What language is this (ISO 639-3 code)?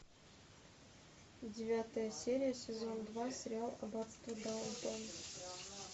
rus